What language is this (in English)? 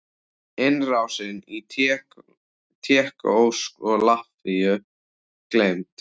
Icelandic